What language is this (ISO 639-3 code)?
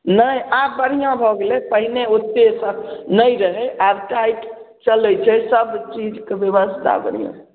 mai